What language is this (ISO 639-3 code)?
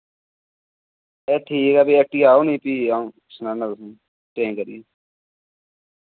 doi